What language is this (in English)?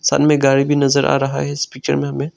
Hindi